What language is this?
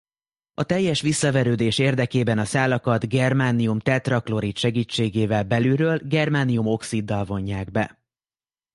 Hungarian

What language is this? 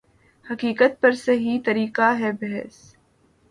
Urdu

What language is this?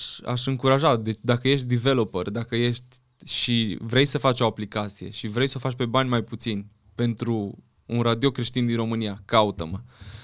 Romanian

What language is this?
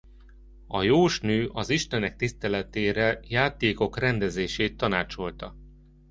Hungarian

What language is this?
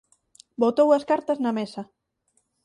Galician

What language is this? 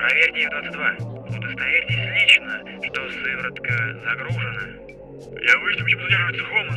Russian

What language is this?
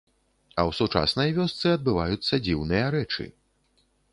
Belarusian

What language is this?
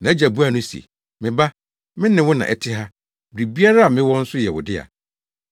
Akan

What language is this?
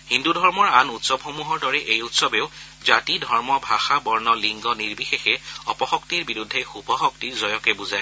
Assamese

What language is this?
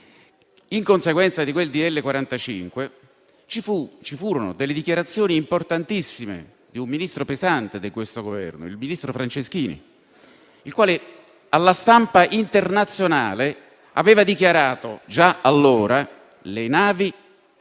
Italian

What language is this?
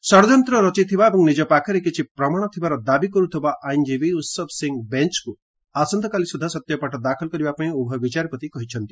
Odia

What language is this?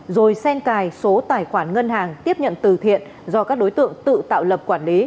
Vietnamese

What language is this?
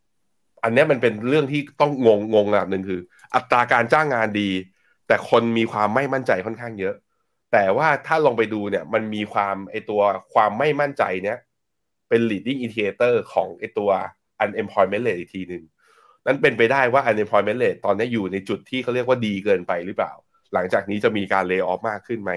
Thai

